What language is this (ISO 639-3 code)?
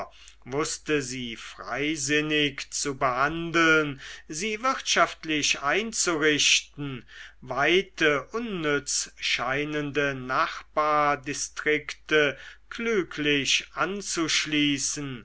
deu